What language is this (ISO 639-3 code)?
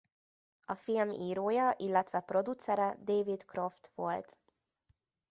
hun